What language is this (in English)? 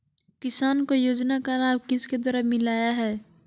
Magahi